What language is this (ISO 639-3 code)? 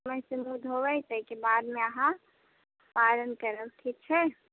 mai